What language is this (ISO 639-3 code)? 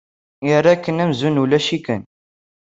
kab